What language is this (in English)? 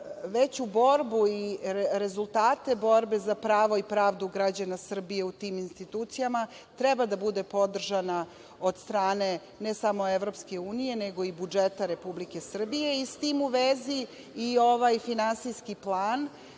Serbian